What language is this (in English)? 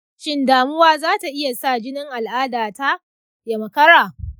Hausa